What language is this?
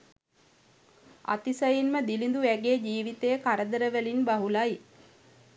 Sinhala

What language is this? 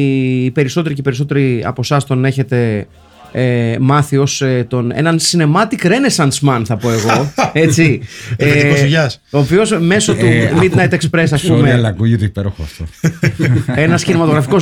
Greek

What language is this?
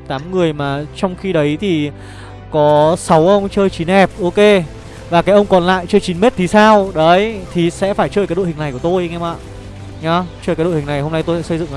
Vietnamese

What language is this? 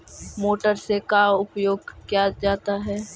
Magahi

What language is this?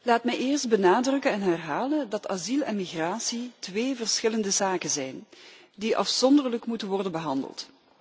Dutch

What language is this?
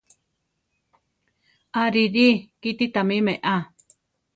Central Tarahumara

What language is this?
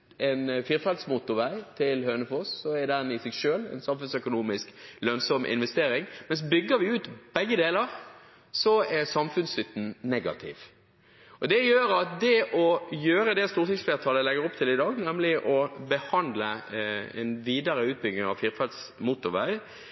Norwegian Bokmål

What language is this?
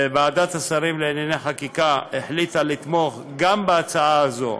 Hebrew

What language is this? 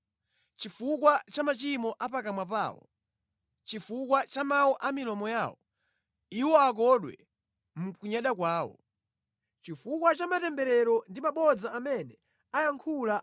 Nyanja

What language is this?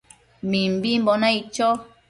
Matsés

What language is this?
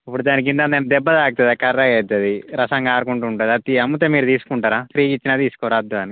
Telugu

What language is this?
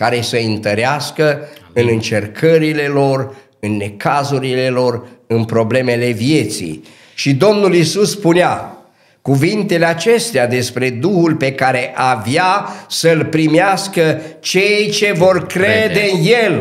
Romanian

